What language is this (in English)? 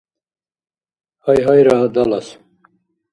Dargwa